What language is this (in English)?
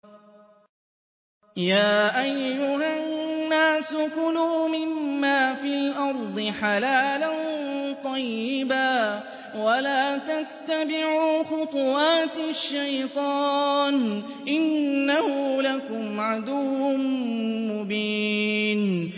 Arabic